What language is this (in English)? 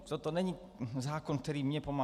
Czech